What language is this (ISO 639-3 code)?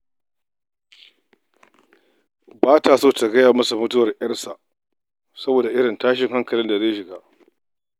hau